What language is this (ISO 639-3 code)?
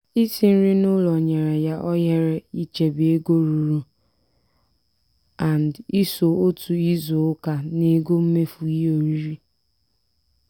ibo